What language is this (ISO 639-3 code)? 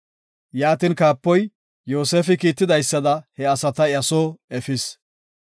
gof